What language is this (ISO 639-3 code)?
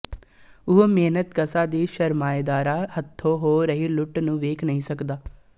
pan